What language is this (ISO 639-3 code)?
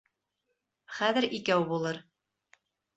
bak